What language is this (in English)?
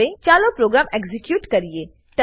Gujarati